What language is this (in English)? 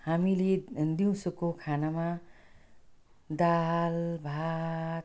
Nepali